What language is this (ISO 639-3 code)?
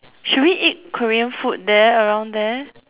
eng